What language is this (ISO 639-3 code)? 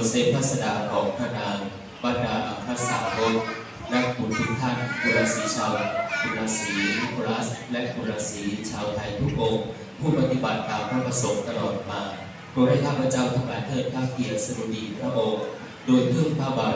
tha